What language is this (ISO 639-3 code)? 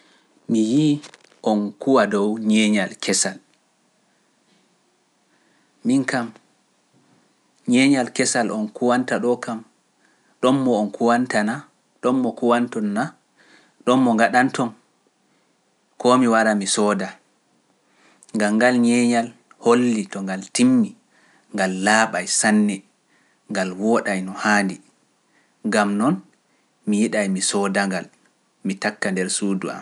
fuf